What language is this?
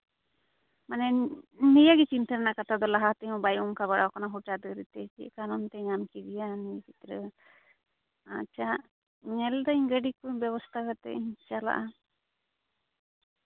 Santali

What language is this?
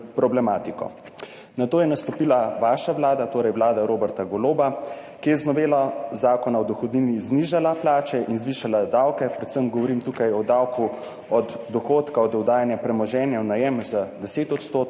Slovenian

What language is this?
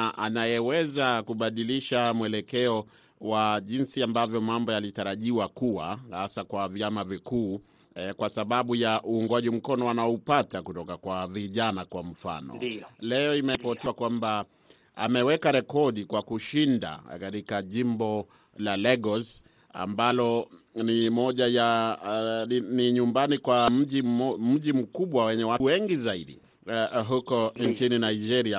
Swahili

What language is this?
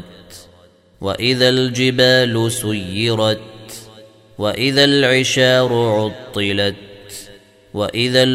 Arabic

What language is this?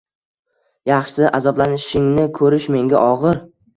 Uzbek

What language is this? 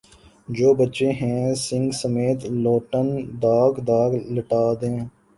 Urdu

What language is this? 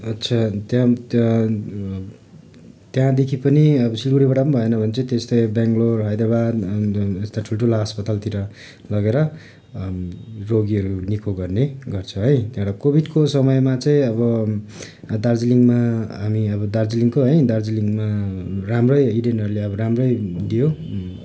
Nepali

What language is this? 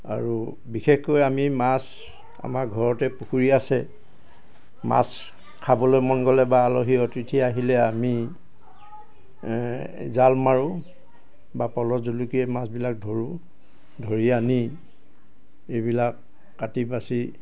Assamese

